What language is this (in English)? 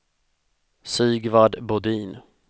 Swedish